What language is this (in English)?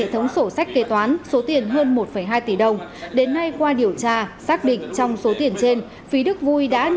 Vietnamese